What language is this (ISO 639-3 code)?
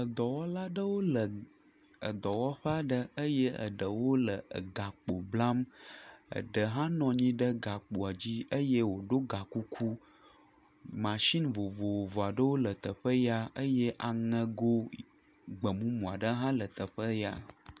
ewe